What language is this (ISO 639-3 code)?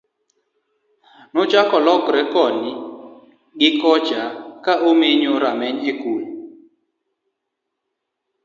luo